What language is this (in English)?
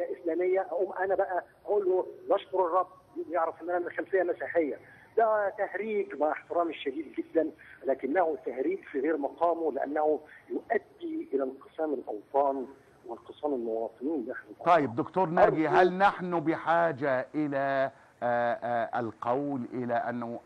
Arabic